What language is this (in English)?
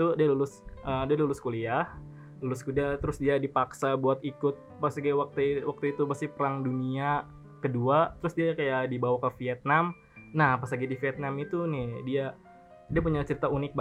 Indonesian